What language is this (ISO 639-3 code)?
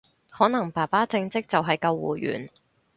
yue